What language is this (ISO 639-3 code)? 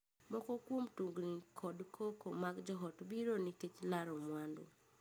luo